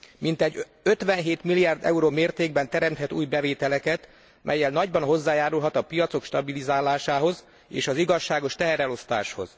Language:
Hungarian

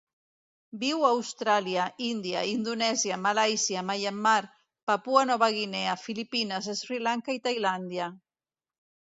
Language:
Catalan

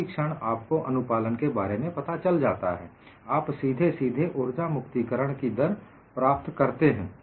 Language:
Hindi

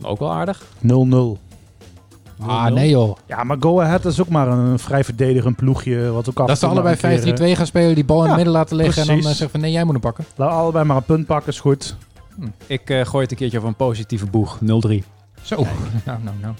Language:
Dutch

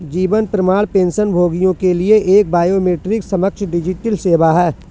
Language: Hindi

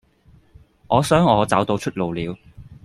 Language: Cantonese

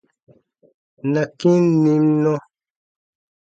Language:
Baatonum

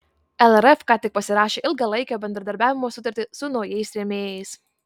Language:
Lithuanian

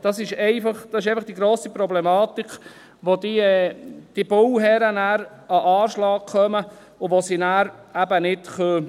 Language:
Swiss German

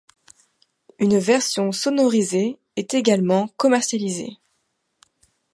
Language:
French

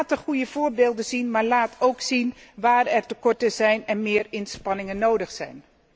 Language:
Dutch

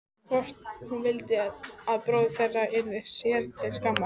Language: Icelandic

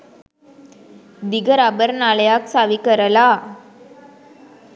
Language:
Sinhala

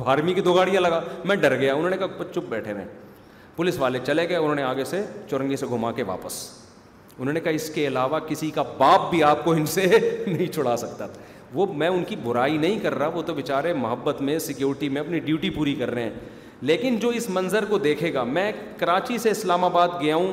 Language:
Urdu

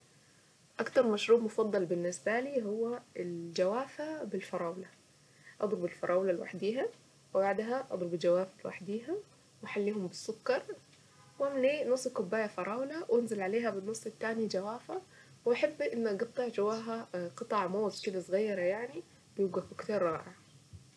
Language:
Saidi Arabic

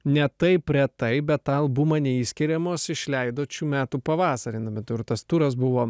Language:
Lithuanian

